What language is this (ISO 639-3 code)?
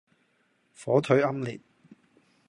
yue